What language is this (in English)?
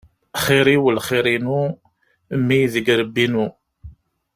Kabyle